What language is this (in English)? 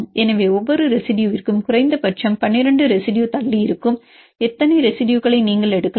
Tamil